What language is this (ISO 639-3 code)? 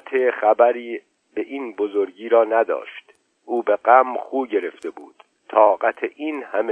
fas